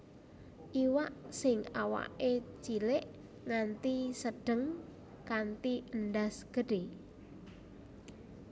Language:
Javanese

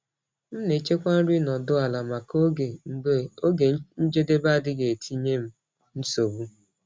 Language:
Igbo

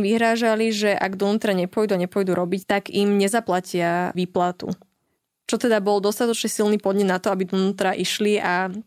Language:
Slovak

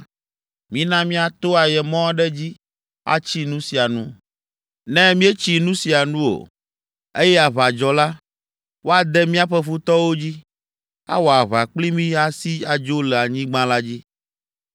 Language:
Ewe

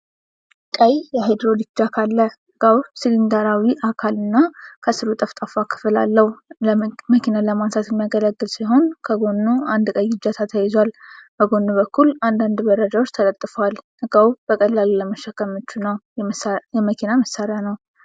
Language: Amharic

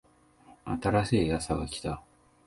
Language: Japanese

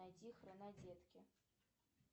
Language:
Russian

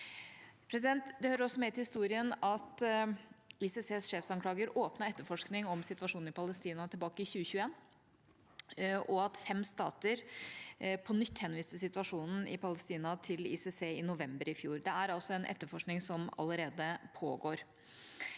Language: Norwegian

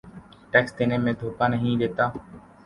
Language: Urdu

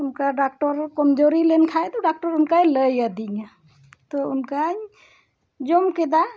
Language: Santali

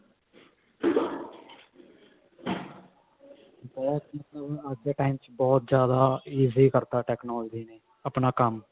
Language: Punjabi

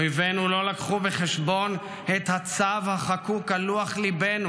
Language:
Hebrew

